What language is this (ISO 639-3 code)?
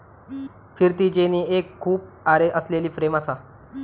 mar